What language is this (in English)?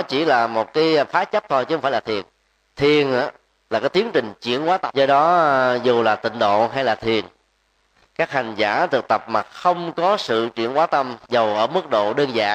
Vietnamese